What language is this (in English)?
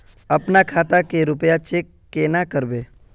Magahi